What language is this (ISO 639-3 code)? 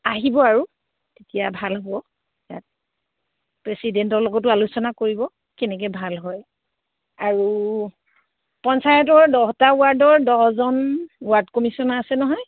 asm